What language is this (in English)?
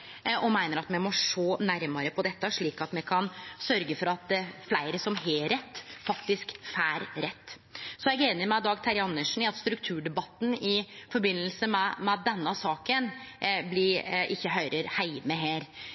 Norwegian Nynorsk